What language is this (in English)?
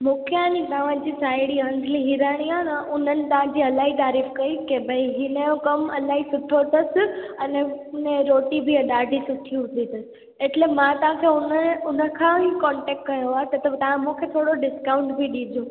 Sindhi